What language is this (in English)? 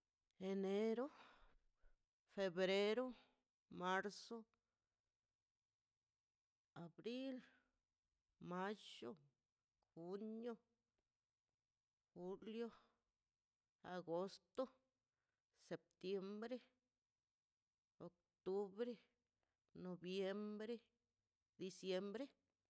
Mazaltepec Zapotec